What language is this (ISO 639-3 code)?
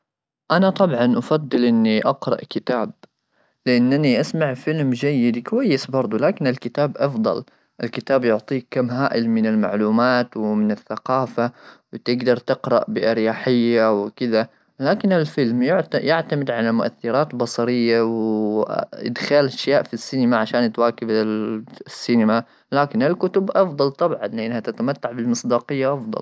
afb